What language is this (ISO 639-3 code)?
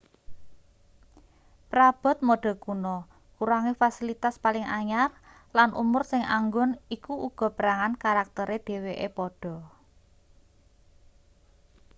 jav